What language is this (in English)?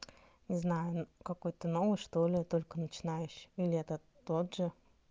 Russian